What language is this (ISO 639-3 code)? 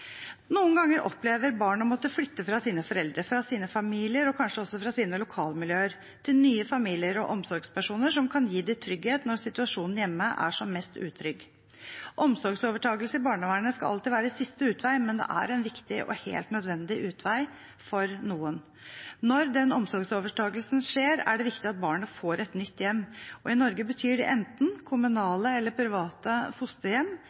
nob